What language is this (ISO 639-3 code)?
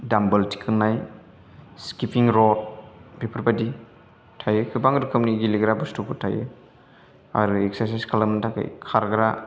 brx